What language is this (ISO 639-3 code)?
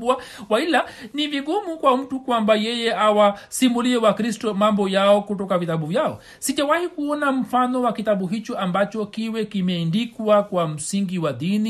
swa